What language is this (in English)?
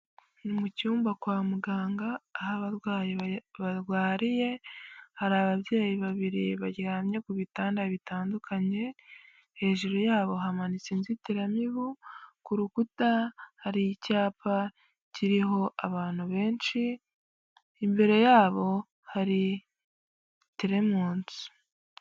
Kinyarwanda